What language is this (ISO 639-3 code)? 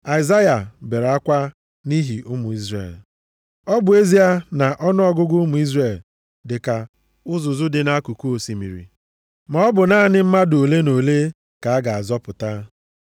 ibo